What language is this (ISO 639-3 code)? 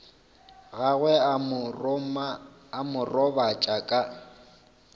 nso